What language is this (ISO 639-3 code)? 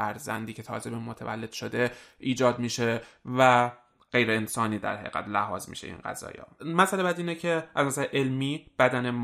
fas